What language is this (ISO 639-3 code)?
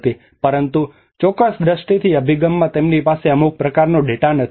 guj